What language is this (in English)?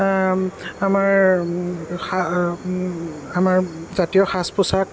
Assamese